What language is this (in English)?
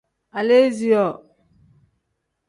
Tem